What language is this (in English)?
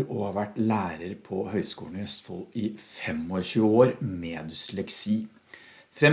Norwegian